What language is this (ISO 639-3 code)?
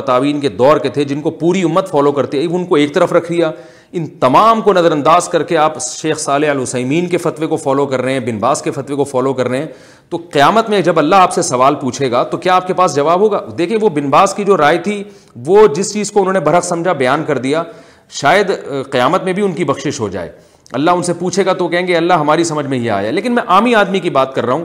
urd